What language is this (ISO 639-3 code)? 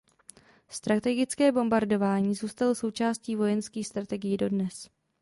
ces